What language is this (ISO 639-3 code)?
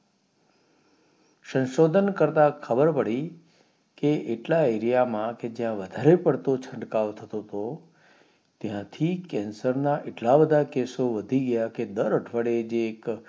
guj